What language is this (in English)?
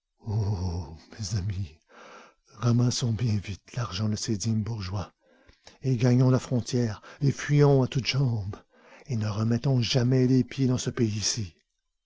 French